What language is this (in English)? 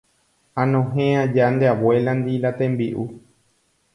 Guarani